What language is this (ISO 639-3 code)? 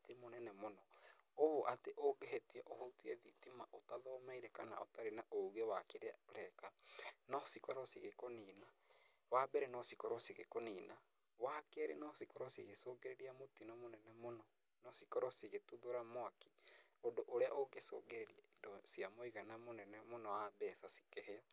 kik